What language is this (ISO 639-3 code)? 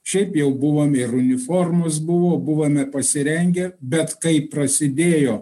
lit